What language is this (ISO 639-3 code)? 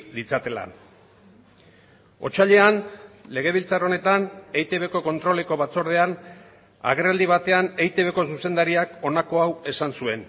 eus